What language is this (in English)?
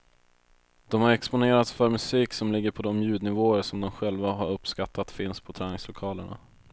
Swedish